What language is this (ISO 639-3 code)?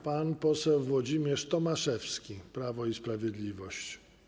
pol